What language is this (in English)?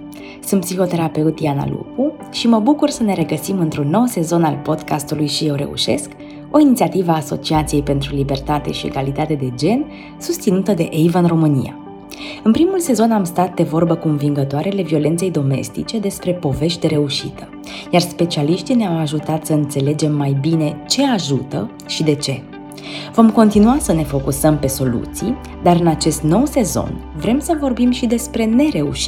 Romanian